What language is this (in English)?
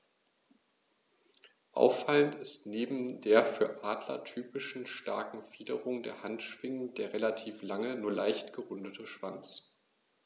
German